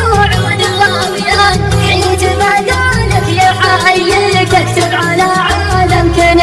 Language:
Arabic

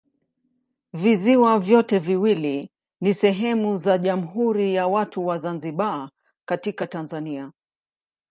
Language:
Swahili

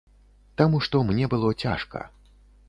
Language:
Belarusian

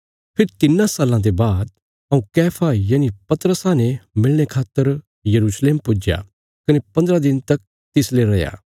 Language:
Bilaspuri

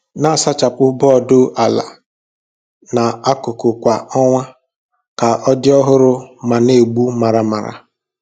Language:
Igbo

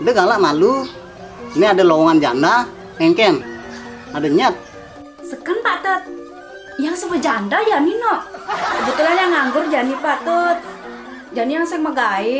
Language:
Indonesian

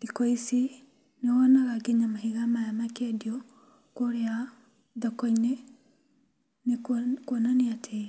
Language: Kikuyu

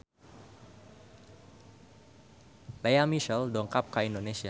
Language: Sundanese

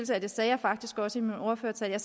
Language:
Danish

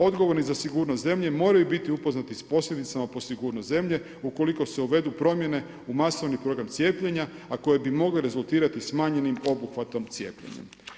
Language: Croatian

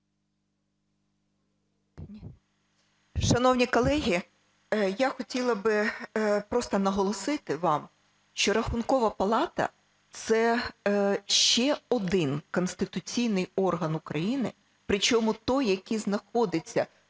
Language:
Ukrainian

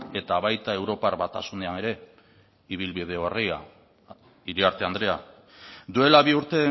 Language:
Basque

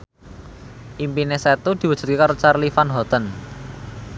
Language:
Javanese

